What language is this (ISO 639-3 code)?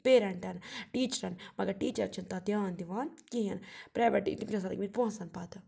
kas